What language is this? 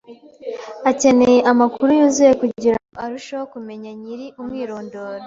Kinyarwanda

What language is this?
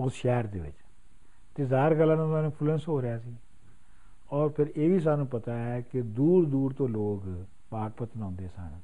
Punjabi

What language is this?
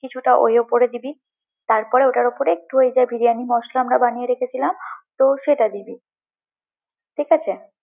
Bangla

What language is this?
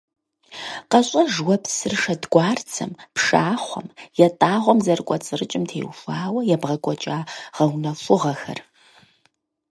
Kabardian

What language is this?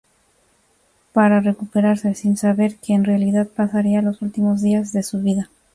Spanish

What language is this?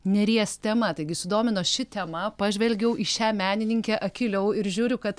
Lithuanian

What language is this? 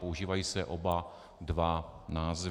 Czech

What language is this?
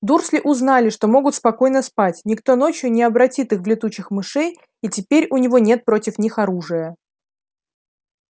Russian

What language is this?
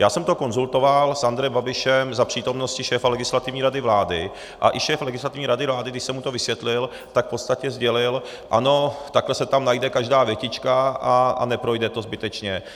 Czech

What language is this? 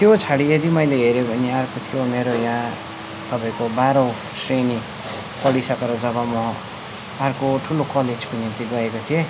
Nepali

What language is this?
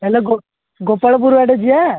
Odia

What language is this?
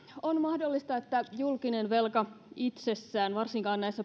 Finnish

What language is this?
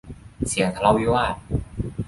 Thai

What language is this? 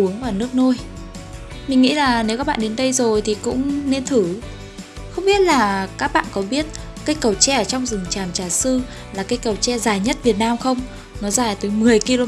Vietnamese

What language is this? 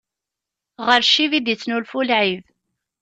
Kabyle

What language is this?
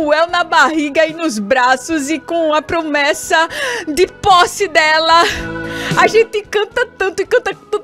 Portuguese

